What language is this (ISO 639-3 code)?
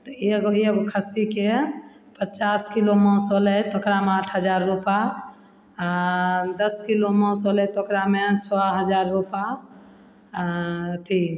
mai